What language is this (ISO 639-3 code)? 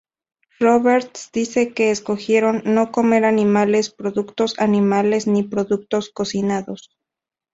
spa